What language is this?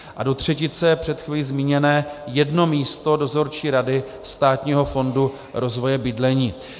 Czech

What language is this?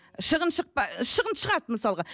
Kazakh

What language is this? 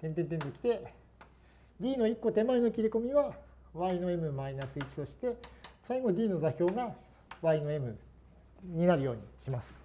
Japanese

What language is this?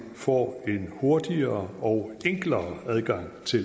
Danish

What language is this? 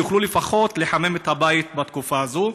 Hebrew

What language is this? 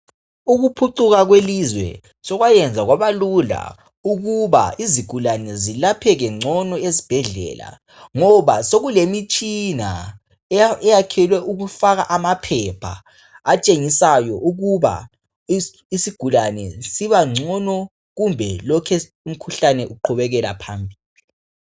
North Ndebele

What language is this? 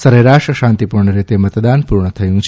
Gujarati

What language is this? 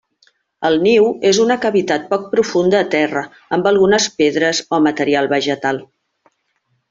Catalan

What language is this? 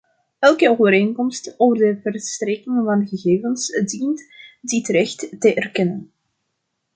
Dutch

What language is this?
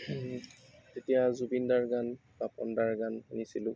Assamese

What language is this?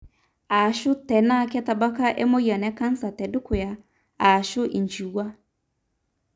Masai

